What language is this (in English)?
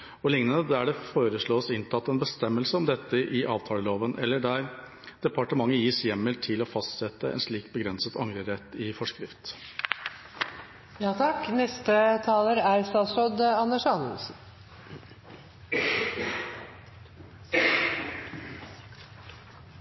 Norwegian